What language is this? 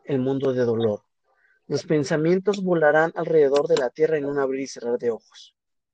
Spanish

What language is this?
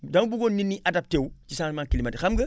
Wolof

